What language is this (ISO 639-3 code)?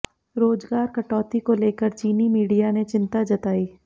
hin